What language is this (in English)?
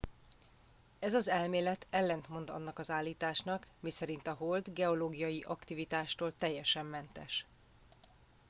Hungarian